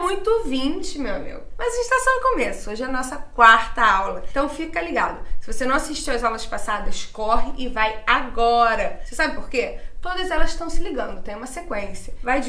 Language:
Portuguese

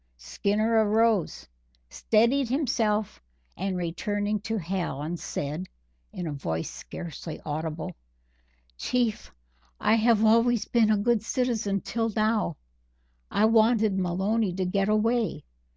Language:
English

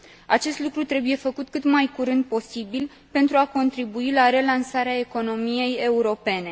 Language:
Romanian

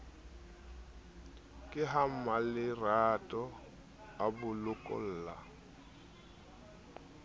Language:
Southern Sotho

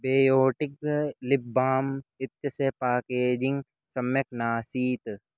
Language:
Sanskrit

